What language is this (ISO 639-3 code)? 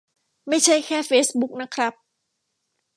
tha